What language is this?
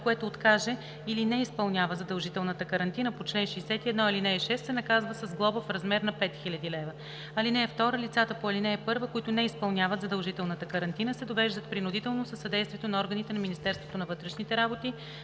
Bulgarian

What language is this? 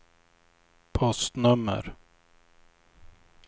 Swedish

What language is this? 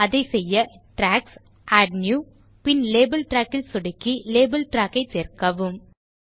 Tamil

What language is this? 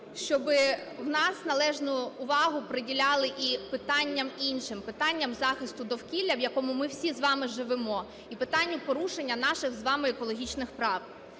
Ukrainian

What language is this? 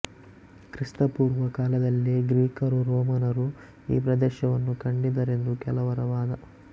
Kannada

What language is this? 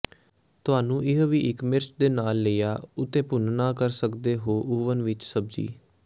Punjabi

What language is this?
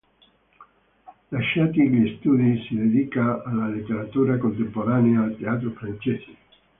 Italian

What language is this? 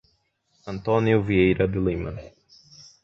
Portuguese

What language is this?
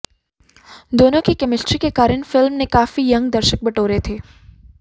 Hindi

